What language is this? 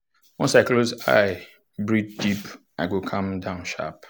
Nigerian Pidgin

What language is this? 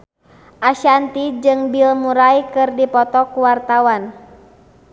Sundanese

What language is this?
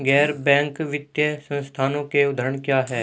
Hindi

